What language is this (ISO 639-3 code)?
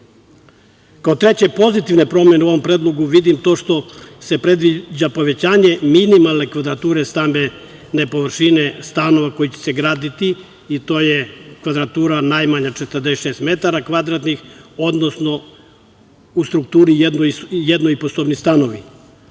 srp